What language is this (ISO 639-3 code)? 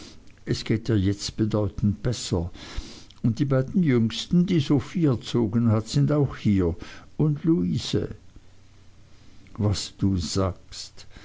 deu